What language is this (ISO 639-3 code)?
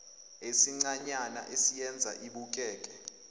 zul